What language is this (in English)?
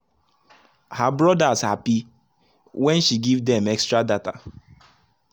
Nigerian Pidgin